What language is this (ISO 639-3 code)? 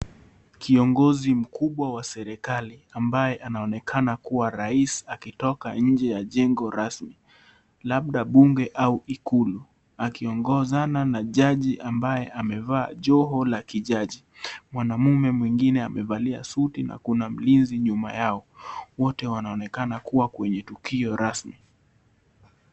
swa